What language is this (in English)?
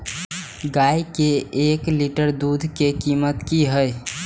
Maithili